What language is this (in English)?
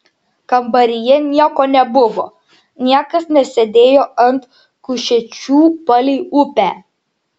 Lithuanian